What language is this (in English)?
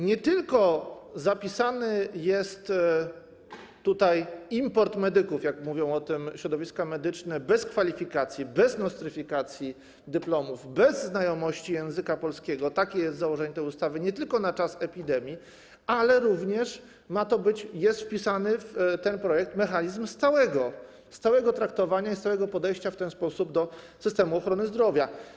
Polish